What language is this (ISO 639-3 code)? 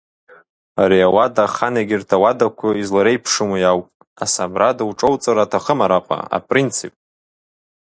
abk